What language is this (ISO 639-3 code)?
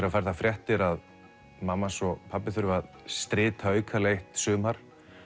isl